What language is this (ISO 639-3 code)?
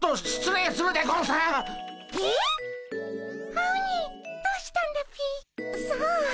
jpn